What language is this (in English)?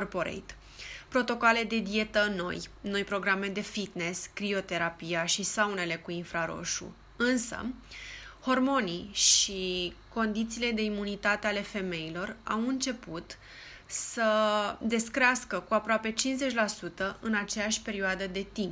Romanian